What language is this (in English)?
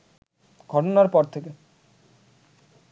Bangla